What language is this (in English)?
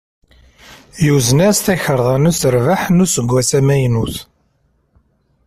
Kabyle